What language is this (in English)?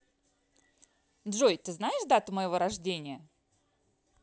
Russian